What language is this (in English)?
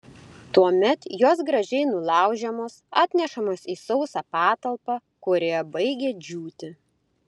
Lithuanian